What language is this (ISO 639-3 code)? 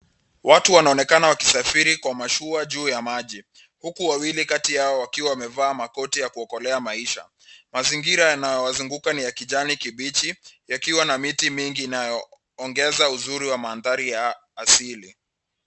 swa